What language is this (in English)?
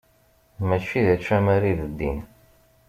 Kabyle